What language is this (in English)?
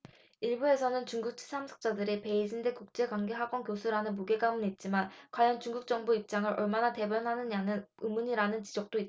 Korean